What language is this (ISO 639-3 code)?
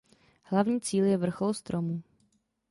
ces